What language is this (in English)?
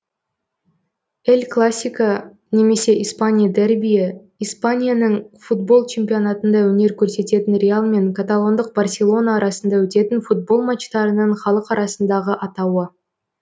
Kazakh